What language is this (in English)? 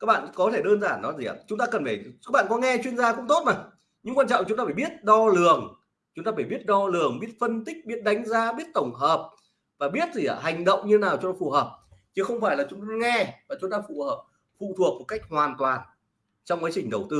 Vietnamese